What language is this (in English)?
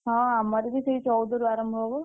Odia